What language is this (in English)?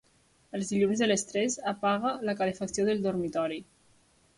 Catalan